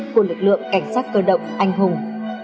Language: Vietnamese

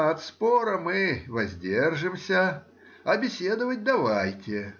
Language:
Russian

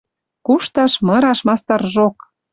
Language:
Western Mari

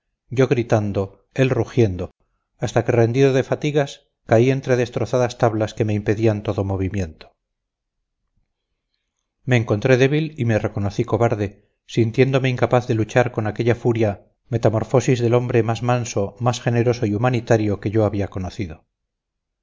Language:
Spanish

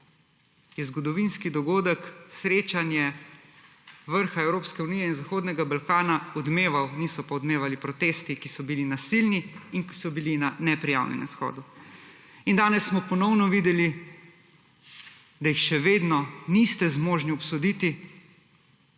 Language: Slovenian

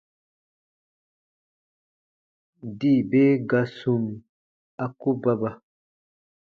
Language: Baatonum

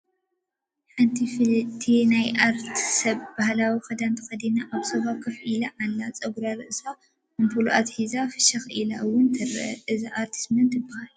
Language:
Tigrinya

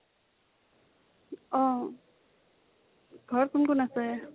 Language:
Assamese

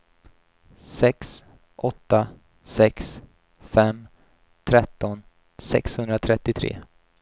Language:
Swedish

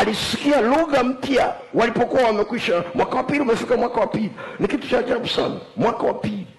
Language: Swahili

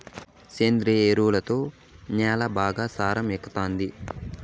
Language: Telugu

